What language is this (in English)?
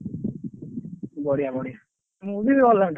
Odia